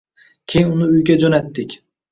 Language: Uzbek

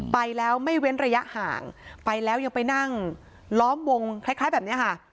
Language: Thai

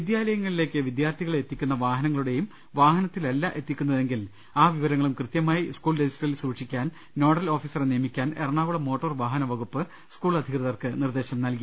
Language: Malayalam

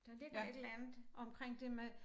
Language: Danish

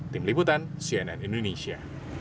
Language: Indonesian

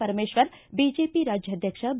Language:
Kannada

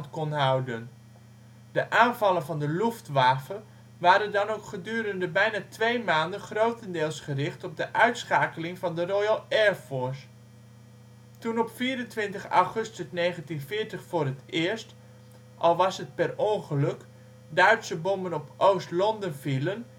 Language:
Dutch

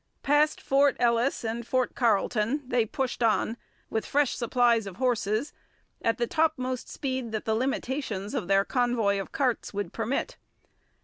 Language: English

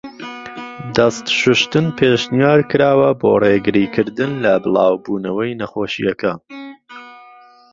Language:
Central Kurdish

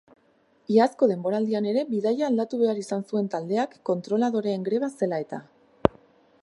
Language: Basque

